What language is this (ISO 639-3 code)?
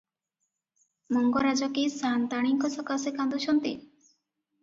ori